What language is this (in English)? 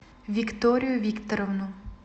Russian